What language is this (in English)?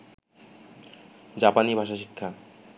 Bangla